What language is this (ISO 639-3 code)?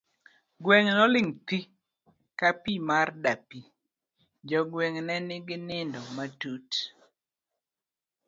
luo